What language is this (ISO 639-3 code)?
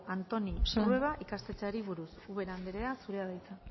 eus